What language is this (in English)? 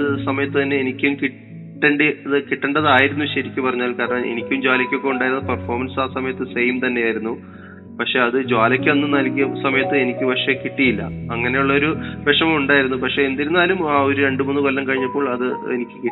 Malayalam